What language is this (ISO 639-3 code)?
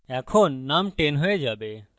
ben